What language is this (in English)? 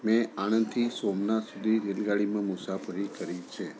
Gujarati